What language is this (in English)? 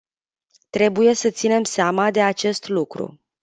Romanian